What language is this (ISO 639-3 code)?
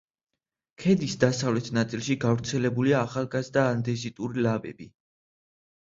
kat